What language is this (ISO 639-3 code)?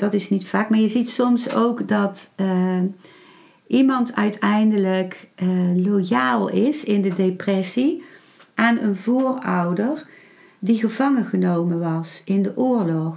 nld